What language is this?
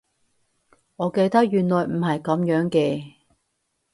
Cantonese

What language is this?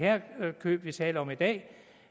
Danish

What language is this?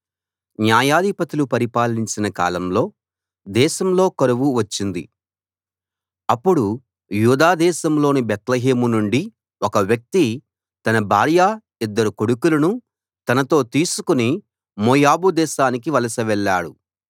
Telugu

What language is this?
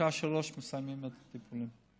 Hebrew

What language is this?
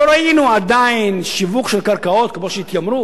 Hebrew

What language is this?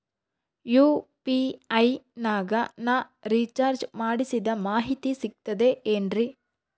Kannada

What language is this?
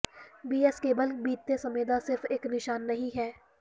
Punjabi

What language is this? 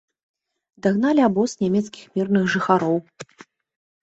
Belarusian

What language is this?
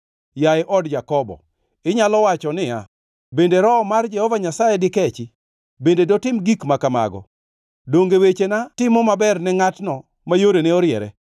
Luo (Kenya and Tanzania)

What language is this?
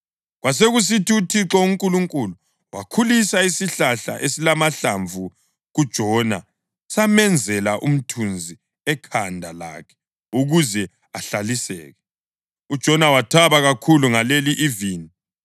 North Ndebele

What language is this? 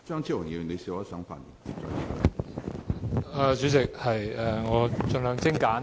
Cantonese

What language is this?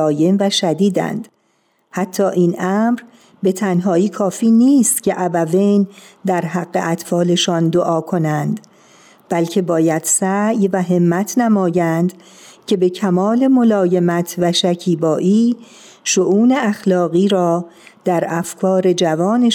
Persian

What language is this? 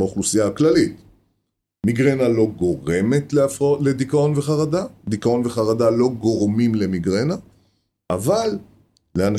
Hebrew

